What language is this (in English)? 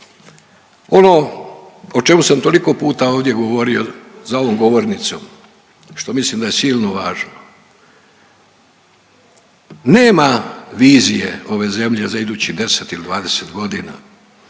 Croatian